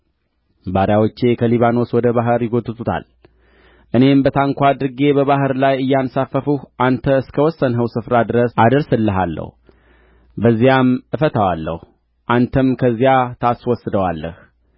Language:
Amharic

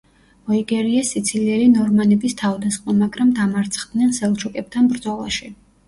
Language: Georgian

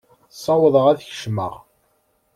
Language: Kabyle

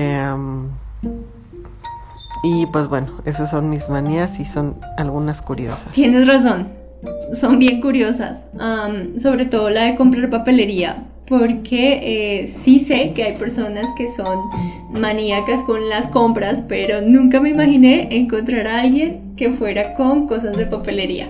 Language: Spanish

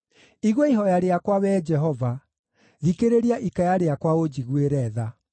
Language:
Kikuyu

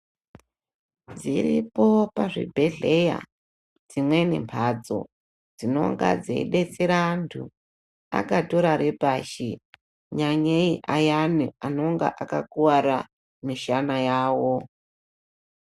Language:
Ndau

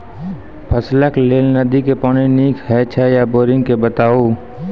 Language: Maithili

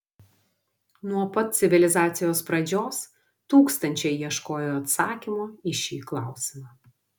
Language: Lithuanian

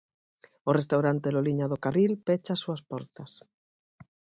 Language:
Galician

